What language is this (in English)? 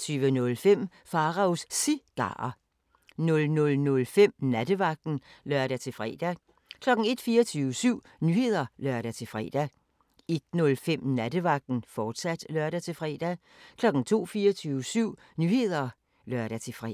Danish